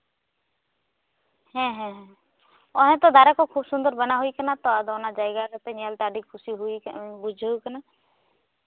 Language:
Santali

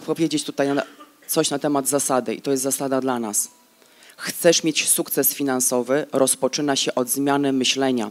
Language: Polish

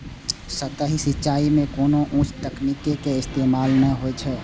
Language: Maithili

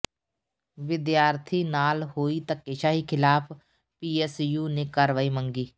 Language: Punjabi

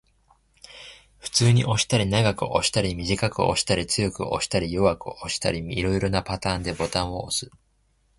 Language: Japanese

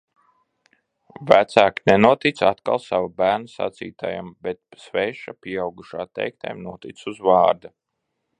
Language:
Latvian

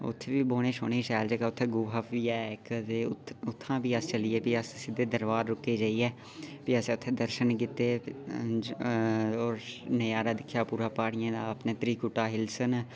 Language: Dogri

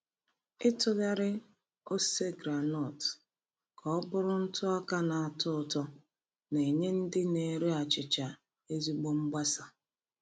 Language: Igbo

